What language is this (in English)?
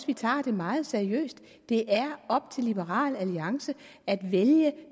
Danish